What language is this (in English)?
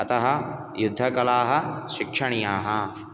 Sanskrit